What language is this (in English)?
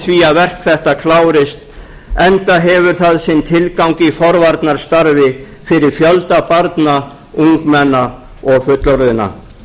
Icelandic